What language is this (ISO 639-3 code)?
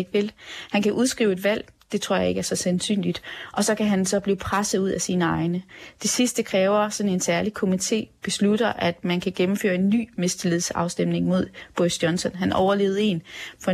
dan